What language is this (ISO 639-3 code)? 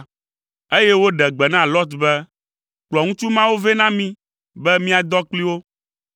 ewe